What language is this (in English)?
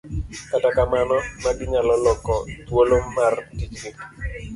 Luo (Kenya and Tanzania)